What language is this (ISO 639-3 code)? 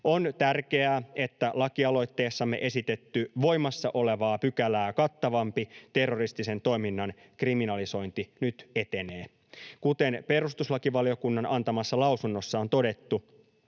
fin